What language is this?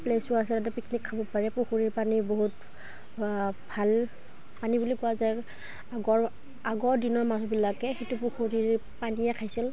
Assamese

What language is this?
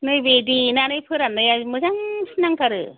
Bodo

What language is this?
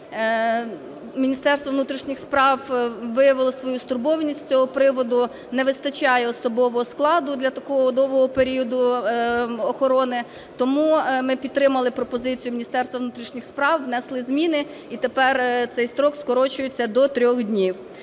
Ukrainian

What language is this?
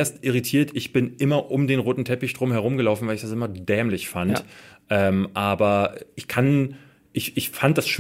German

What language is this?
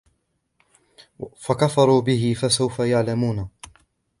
Arabic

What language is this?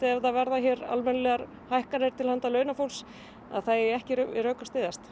Icelandic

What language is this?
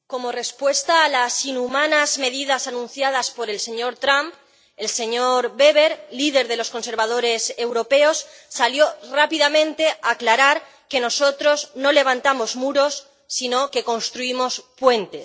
Spanish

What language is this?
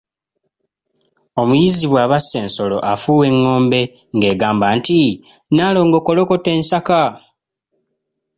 Ganda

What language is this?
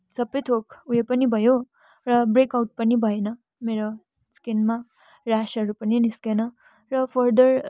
Nepali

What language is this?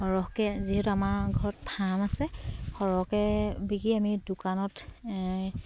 Assamese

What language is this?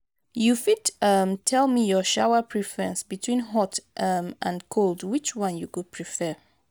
Nigerian Pidgin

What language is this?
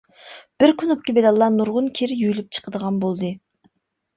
Uyghur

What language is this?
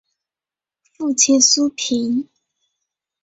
Chinese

